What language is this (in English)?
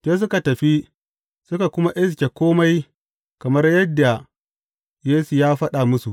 Hausa